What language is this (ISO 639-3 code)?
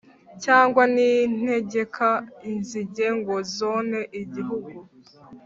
kin